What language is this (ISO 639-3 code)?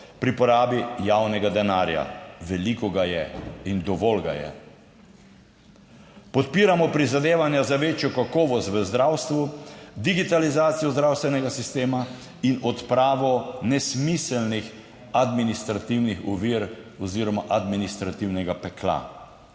slv